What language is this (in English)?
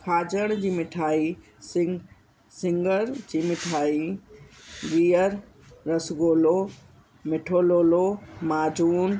Sindhi